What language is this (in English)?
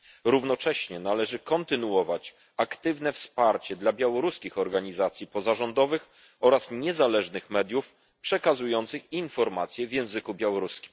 Polish